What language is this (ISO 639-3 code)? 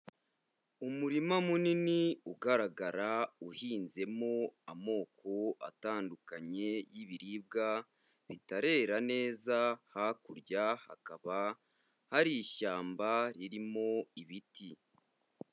kin